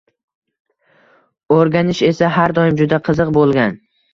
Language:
Uzbek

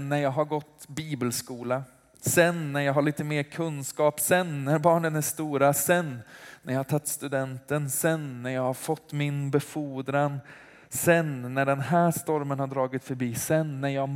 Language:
Swedish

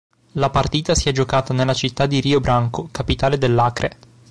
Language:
Italian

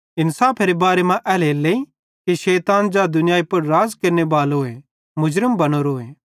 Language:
Bhadrawahi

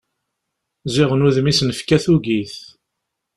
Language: Kabyle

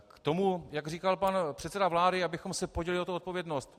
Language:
Czech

